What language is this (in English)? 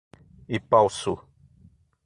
Portuguese